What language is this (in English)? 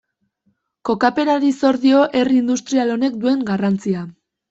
Basque